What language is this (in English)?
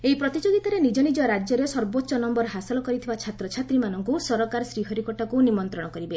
Odia